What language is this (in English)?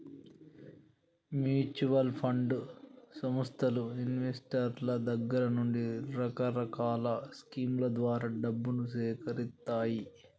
Telugu